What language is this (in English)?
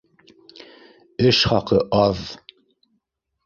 Bashkir